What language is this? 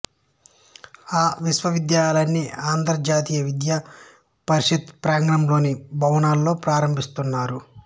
Telugu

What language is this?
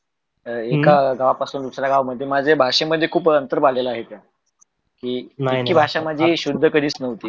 Marathi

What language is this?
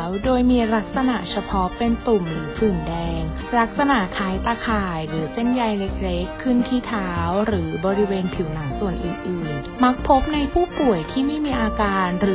Thai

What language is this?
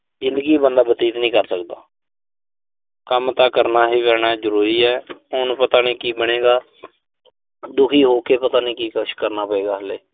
Punjabi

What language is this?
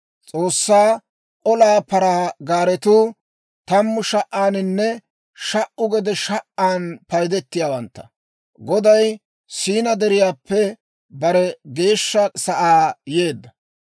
Dawro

